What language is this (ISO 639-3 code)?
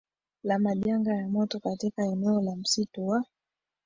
swa